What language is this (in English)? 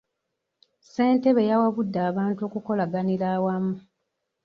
Ganda